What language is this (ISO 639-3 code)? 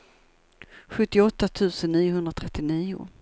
swe